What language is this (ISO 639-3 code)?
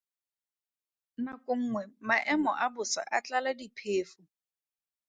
tsn